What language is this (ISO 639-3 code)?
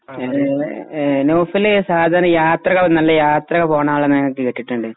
mal